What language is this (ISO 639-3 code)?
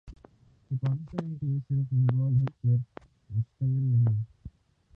urd